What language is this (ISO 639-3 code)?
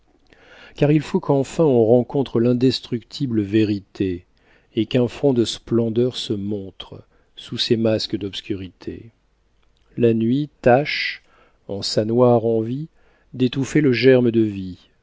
fra